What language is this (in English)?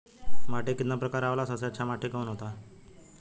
Bhojpuri